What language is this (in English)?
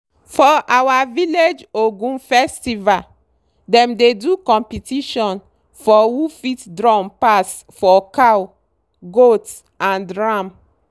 Nigerian Pidgin